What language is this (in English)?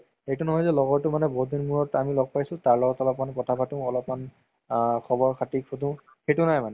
Assamese